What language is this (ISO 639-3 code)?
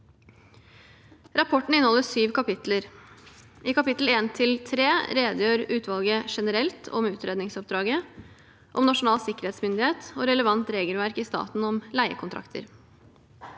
nor